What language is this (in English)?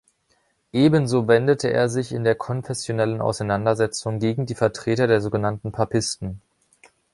German